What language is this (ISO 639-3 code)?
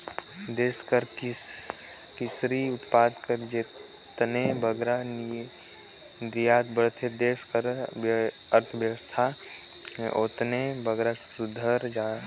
hne